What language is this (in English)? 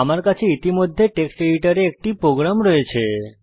Bangla